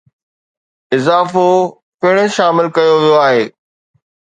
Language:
Sindhi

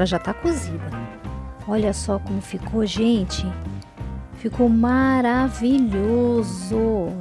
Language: Portuguese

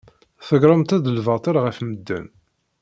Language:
Kabyle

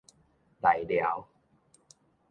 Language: Min Nan Chinese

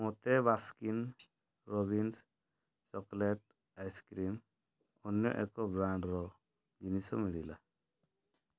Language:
Odia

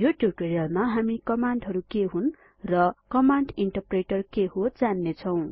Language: Nepali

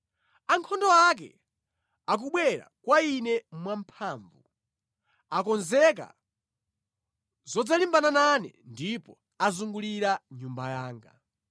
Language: Nyanja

